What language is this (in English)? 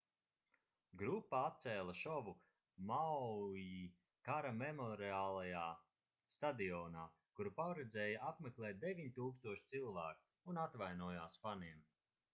Latvian